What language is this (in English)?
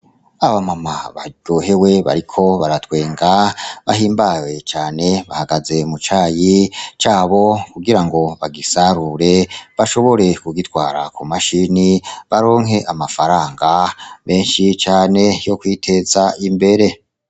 Rundi